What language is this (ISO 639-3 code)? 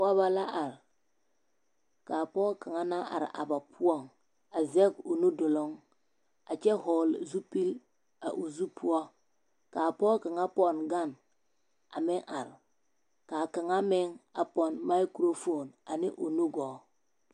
dga